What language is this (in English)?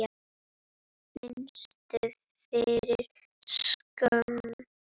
Icelandic